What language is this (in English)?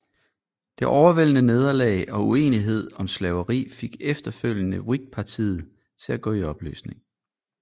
Danish